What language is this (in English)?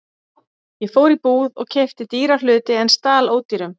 Icelandic